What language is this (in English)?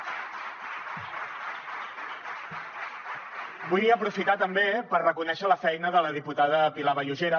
Catalan